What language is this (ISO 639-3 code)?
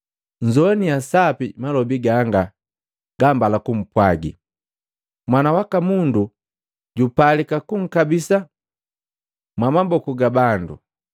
mgv